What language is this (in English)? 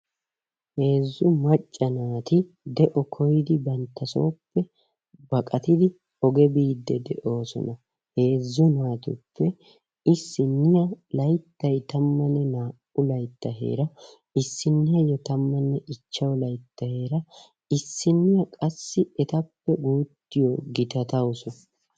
Wolaytta